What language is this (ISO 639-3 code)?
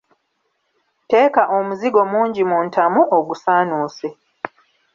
lug